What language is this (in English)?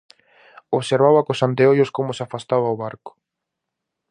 Galician